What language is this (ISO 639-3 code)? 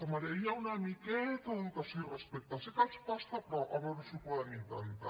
cat